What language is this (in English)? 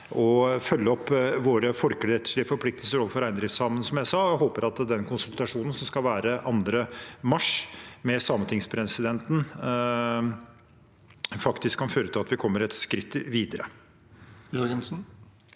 Norwegian